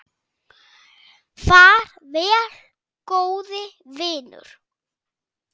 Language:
Icelandic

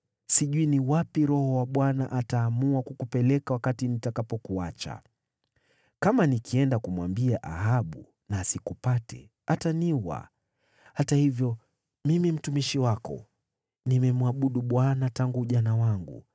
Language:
Swahili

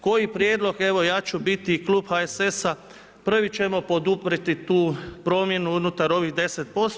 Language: Croatian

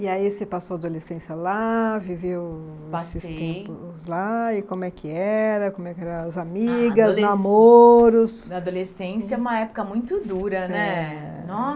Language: Portuguese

